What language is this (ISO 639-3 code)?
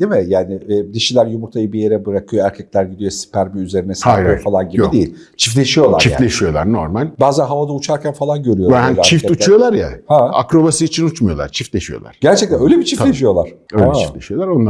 tur